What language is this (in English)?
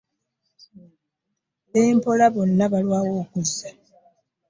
Ganda